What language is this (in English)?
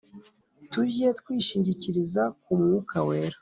Kinyarwanda